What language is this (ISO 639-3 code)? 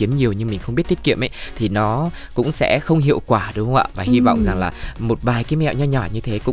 vie